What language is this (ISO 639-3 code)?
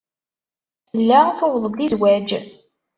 kab